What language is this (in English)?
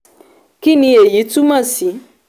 Yoruba